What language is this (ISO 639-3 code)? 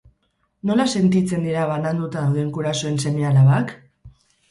eus